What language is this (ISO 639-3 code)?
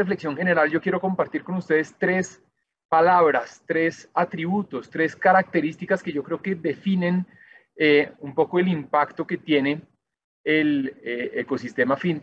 spa